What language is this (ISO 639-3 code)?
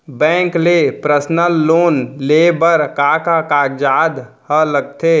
hne